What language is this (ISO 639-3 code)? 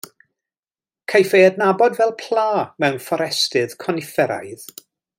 cym